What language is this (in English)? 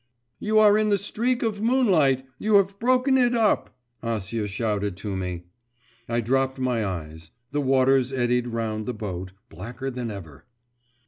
English